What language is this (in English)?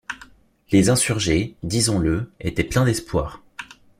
French